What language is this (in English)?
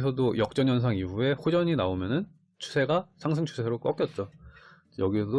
Korean